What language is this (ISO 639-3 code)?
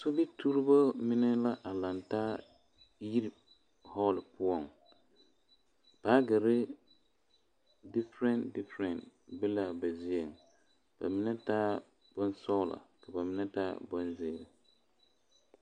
dga